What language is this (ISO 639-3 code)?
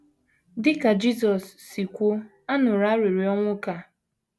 ibo